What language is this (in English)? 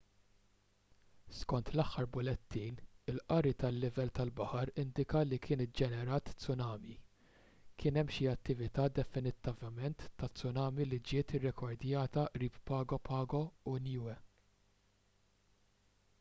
Maltese